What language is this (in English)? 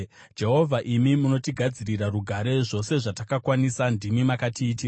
Shona